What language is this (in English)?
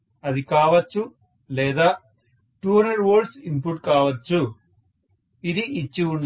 Telugu